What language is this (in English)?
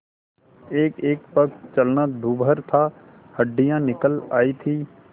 Hindi